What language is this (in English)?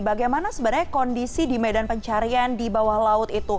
Indonesian